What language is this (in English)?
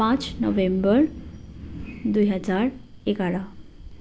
Nepali